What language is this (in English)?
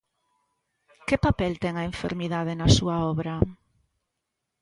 Galician